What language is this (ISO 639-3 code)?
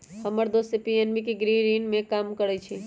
mag